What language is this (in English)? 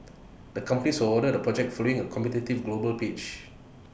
English